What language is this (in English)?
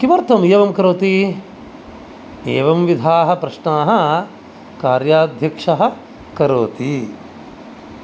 Sanskrit